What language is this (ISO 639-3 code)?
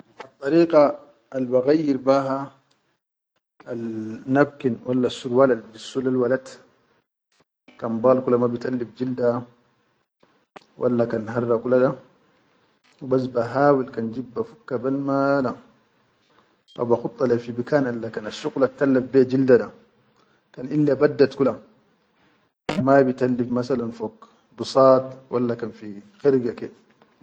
shu